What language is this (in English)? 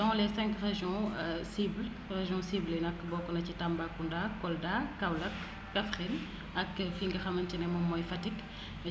Wolof